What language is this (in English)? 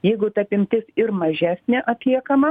Lithuanian